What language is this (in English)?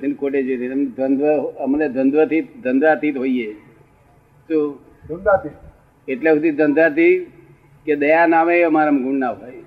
Gujarati